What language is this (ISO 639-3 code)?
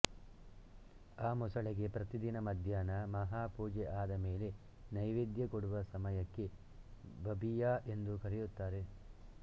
kan